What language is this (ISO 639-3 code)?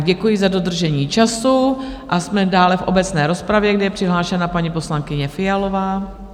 ces